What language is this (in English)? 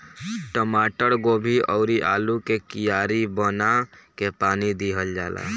Bhojpuri